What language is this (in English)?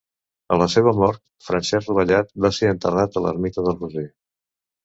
Catalan